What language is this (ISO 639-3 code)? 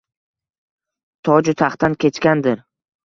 uzb